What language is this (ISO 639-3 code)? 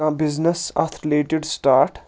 kas